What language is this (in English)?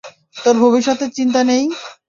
Bangla